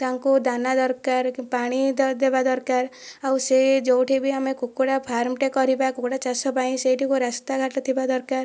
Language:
Odia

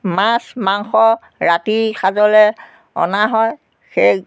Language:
Assamese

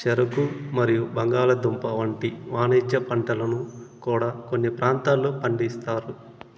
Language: Telugu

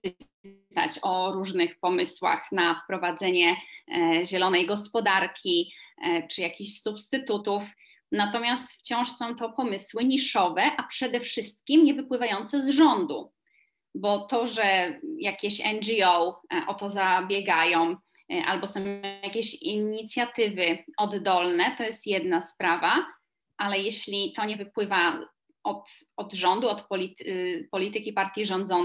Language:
Polish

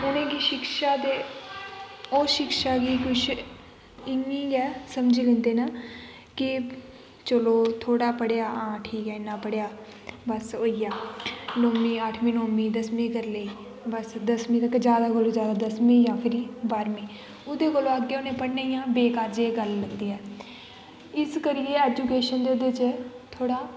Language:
Dogri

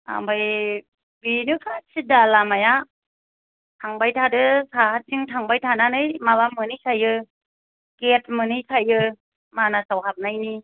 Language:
Bodo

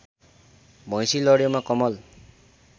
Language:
Nepali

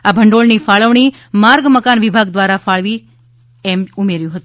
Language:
Gujarati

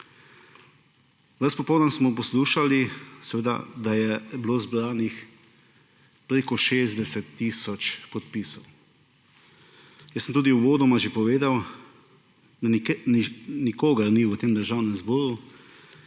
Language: Slovenian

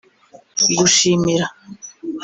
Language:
Kinyarwanda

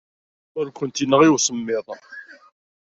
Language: Kabyle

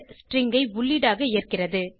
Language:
Tamil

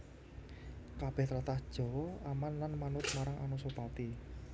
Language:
Javanese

